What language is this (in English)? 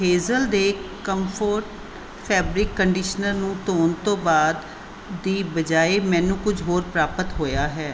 Punjabi